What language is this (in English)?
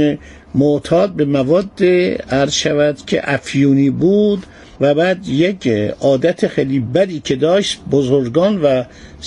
Persian